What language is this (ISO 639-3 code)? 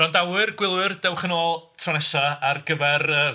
cym